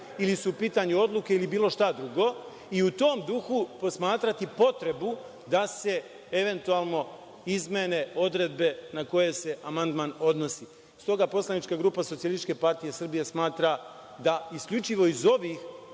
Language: Serbian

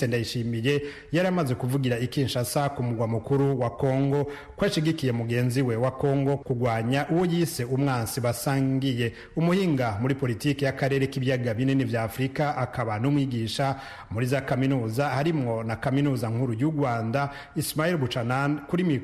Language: Swahili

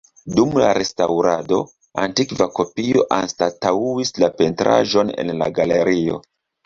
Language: Esperanto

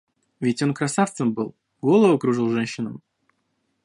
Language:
Russian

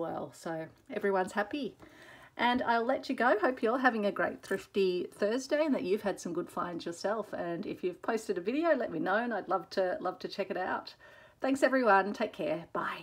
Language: English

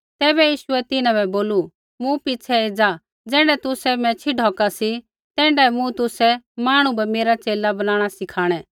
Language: Kullu Pahari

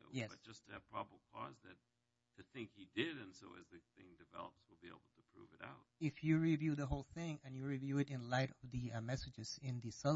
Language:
English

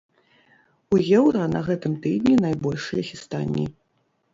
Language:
Belarusian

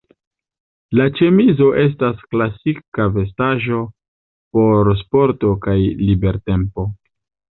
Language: Esperanto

